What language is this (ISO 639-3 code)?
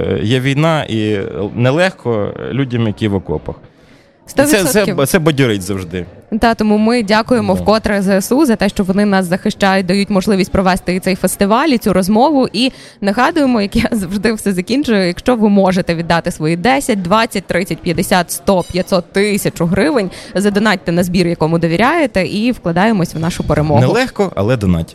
ukr